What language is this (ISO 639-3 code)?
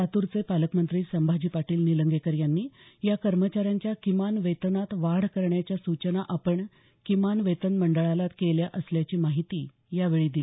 mar